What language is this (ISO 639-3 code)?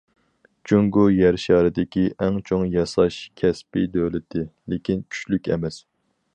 uig